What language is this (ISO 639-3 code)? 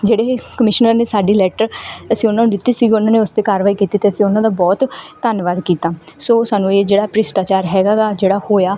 pan